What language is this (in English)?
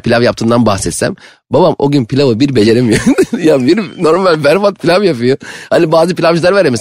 Turkish